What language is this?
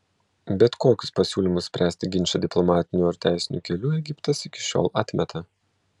Lithuanian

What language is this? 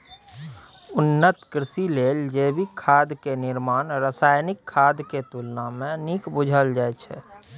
Maithili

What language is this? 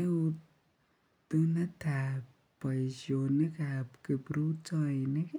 Kalenjin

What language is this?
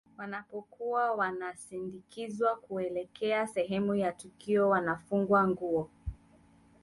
Swahili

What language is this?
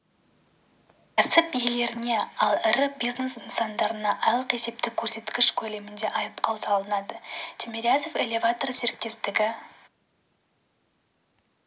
Kazakh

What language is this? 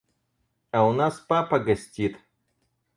Russian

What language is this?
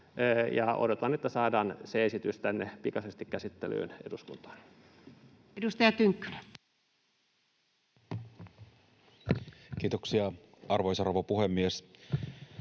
Finnish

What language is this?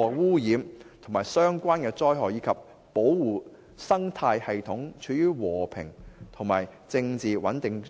Cantonese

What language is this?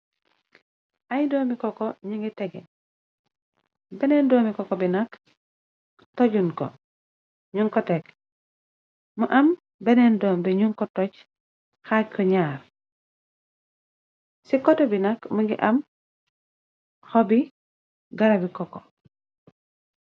Wolof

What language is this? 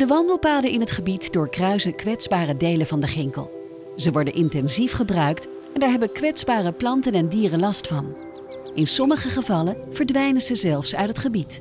Dutch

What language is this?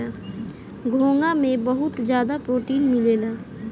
Bhojpuri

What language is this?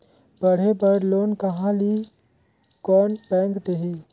Chhattisgarhi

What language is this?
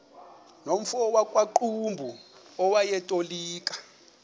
Xhosa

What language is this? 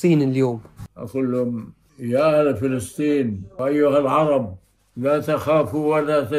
Arabic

